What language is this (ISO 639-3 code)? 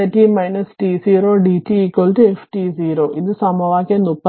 mal